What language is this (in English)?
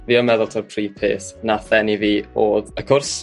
Welsh